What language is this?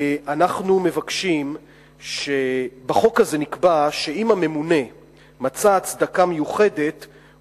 Hebrew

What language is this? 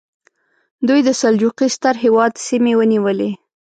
Pashto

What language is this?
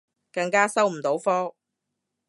Cantonese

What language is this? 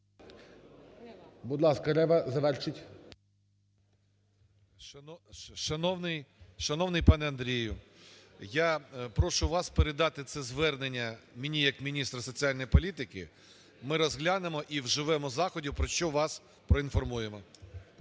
Ukrainian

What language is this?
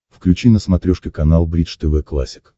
Russian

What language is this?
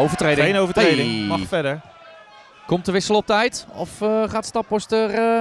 Dutch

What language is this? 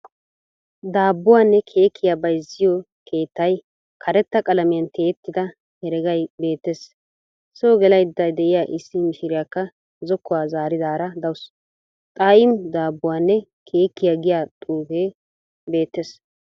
Wolaytta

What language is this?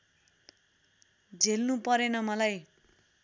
Nepali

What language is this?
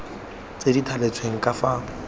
Tswana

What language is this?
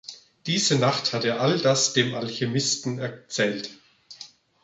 German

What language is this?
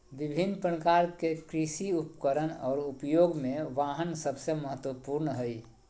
Magahi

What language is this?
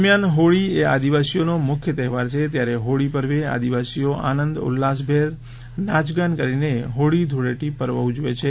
Gujarati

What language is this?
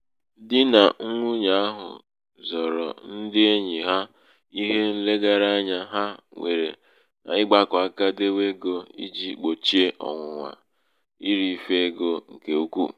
Igbo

